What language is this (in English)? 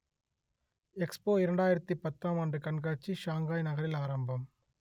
Tamil